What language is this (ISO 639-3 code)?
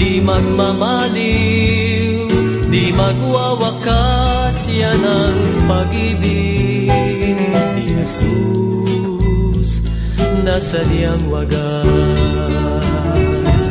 fil